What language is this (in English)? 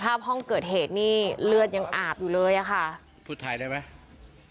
Thai